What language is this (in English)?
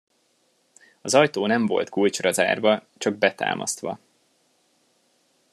Hungarian